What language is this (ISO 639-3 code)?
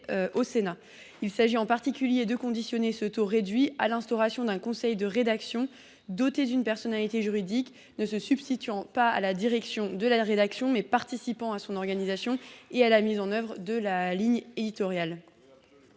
fra